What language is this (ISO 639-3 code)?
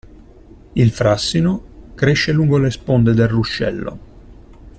ita